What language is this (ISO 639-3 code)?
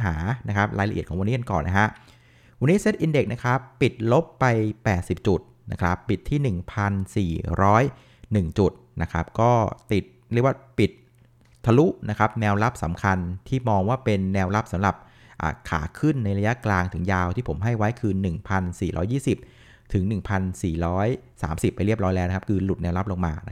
tha